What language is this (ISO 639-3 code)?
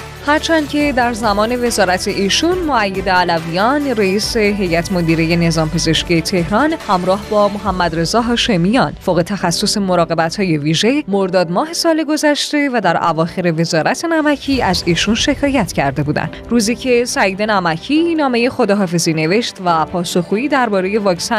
fas